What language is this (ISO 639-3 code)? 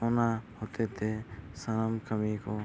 sat